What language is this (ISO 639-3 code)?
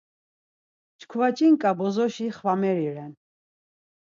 lzz